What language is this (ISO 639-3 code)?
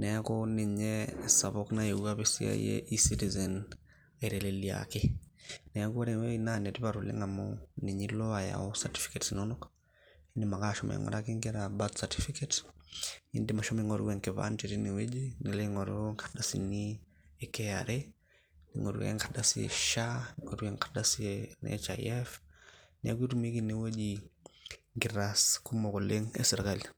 mas